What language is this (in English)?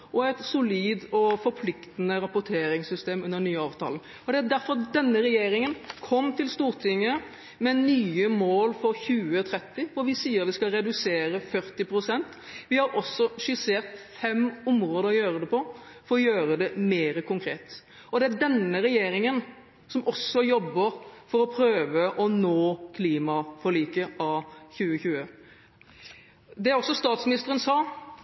Norwegian Bokmål